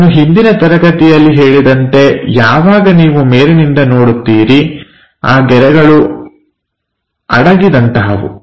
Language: Kannada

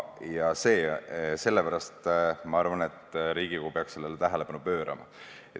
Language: Estonian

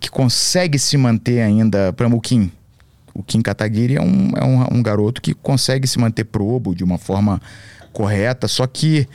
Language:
Portuguese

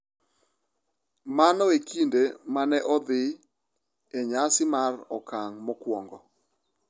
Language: Luo (Kenya and Tanzania)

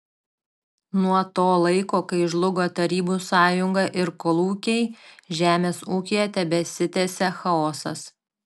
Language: Lithuanian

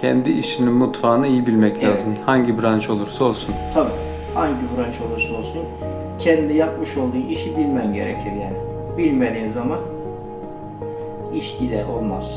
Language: Turkish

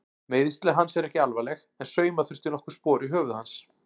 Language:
Icelandic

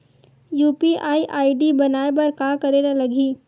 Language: Chhattisgarhi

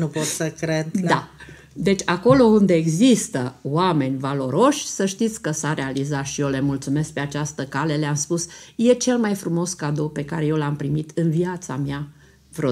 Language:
Romanian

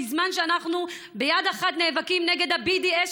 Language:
Hebrew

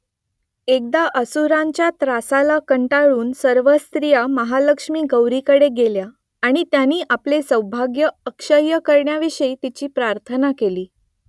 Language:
Marathi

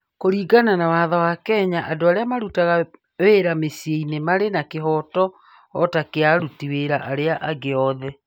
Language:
Kikuyu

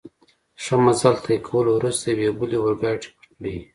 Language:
Pashto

